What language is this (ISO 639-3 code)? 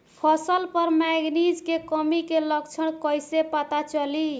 bho